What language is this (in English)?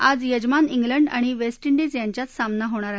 Marathi